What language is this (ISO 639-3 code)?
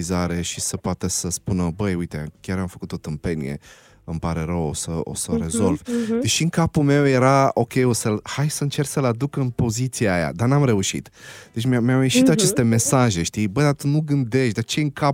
ron